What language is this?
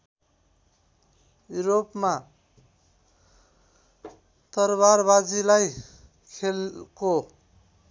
Nepali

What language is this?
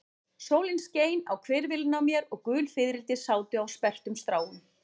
Icelandic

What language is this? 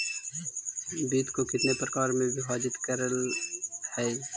Magahi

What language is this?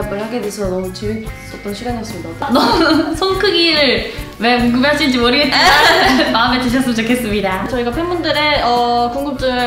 Korean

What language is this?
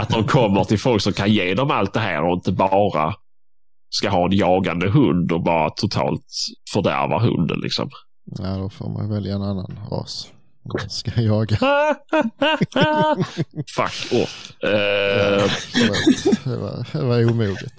Swedish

